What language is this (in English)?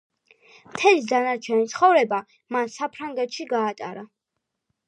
Georgian